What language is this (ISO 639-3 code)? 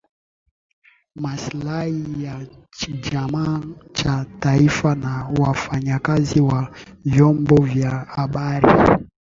swa